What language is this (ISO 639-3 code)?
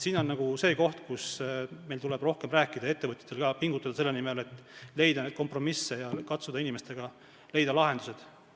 est